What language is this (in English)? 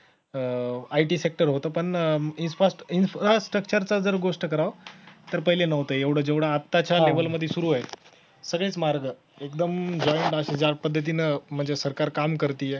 Marathi